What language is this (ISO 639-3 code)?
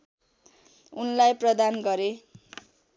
nep